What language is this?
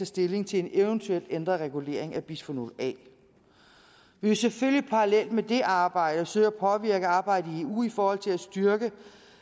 Danish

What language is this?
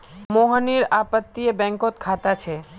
Magahi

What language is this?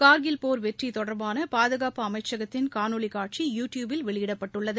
Tamil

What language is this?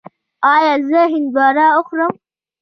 Pashto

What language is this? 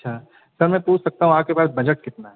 Urdu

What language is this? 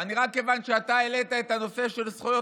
Hebrew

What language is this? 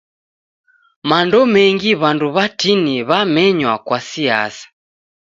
Taita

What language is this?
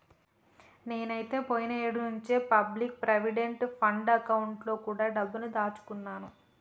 Telugu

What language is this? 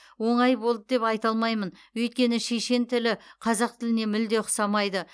Kazakh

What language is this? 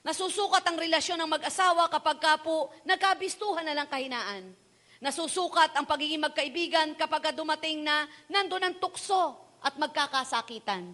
Filipino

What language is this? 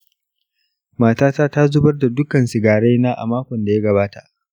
Hausa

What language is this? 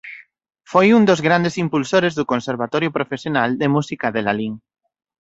Galician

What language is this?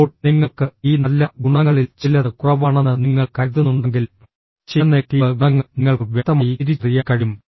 Malayalam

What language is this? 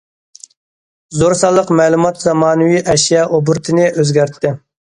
Uyghur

